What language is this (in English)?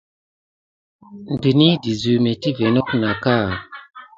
Gidar